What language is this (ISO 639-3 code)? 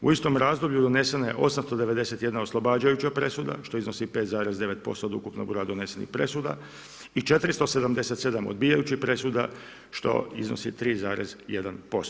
hrv